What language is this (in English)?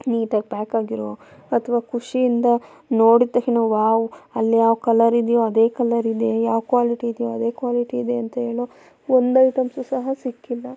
Kannada